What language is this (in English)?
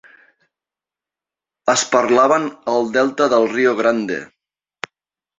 Catalan